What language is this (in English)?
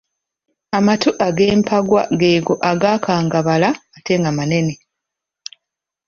Ganda